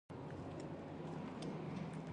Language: Pashto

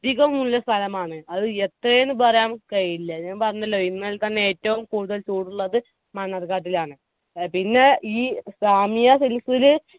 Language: Malayalam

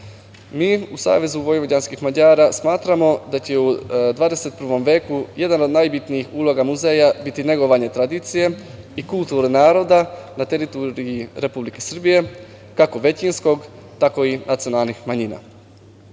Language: Serbian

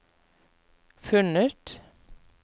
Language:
Norwegian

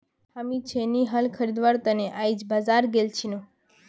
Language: Magahi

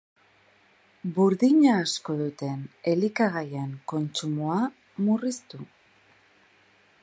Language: Basque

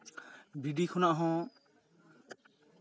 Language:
Santali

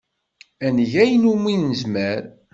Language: Kabyle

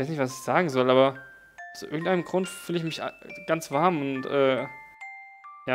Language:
German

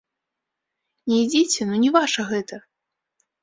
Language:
Belarusian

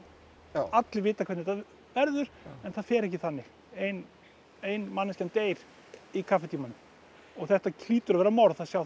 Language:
Icelandic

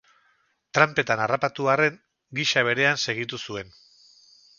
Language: Basque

